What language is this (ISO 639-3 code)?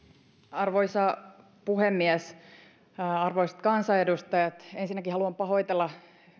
fin